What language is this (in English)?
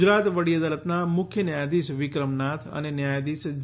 Gujarati